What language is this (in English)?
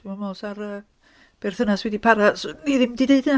Welsh